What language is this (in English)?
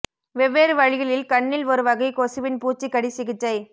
Tamil